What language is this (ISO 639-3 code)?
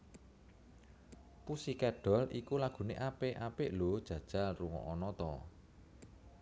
jav